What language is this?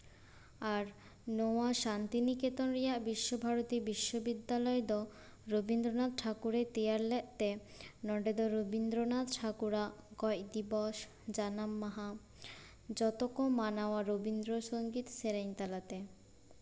Santali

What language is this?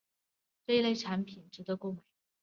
Chinese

